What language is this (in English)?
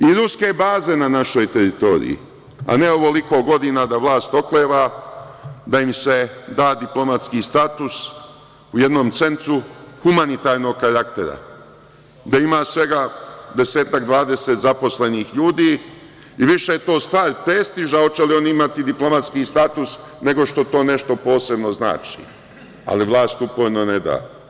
Serbian